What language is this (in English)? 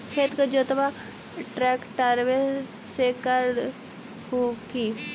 Magahi